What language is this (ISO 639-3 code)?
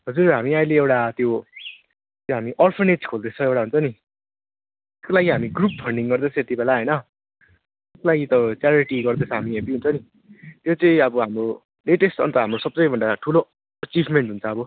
nep